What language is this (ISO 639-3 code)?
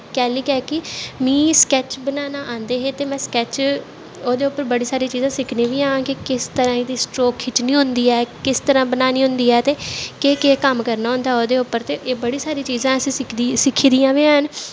doi